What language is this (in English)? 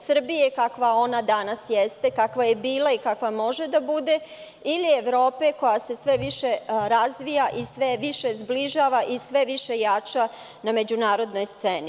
Serbian